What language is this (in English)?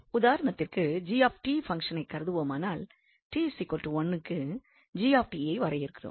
Tamil